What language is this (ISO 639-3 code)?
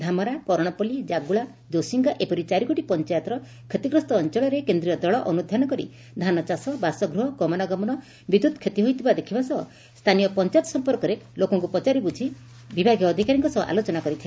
ori